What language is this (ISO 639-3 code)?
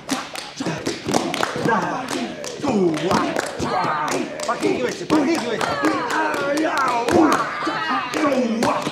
rus